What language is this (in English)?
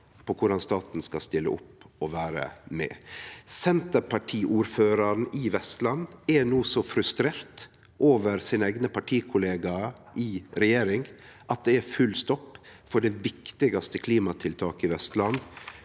Norwegian